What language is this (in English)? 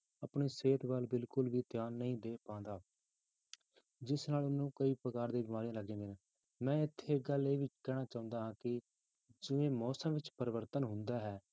Punjabi